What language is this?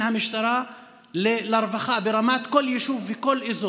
Hebrew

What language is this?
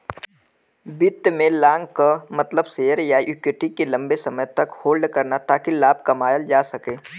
Bhojpuri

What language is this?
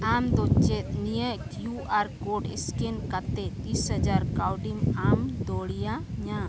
Santali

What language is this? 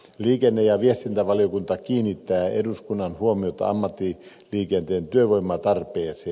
Finnish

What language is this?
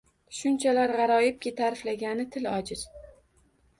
Uzbek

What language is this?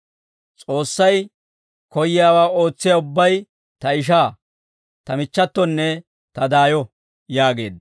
Dawro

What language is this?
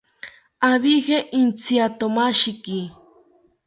South Ucayali Ashéninka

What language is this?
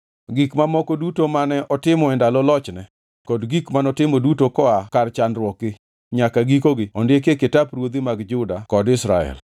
Luo (Kenya and Tanzania)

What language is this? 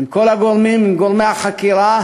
Hebrew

